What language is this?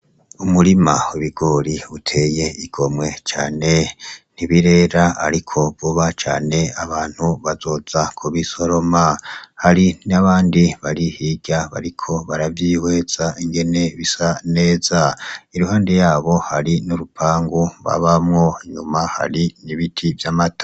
Rundi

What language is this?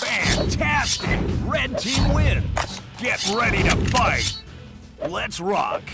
English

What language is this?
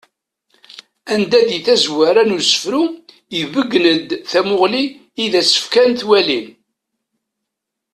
Kabyle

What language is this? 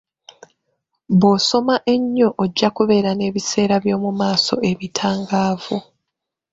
Ganda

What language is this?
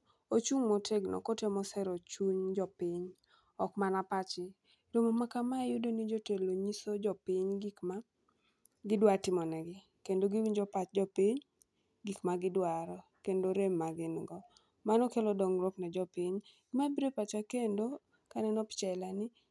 Luo (Kenya and Tanzania)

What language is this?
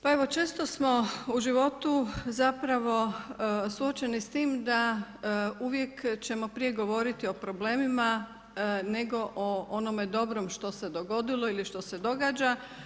Croatian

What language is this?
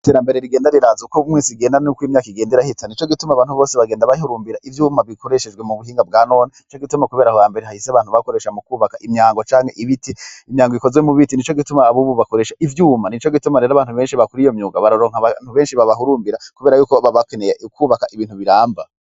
Rundi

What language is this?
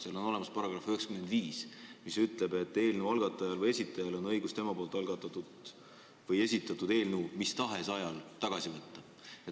Estonian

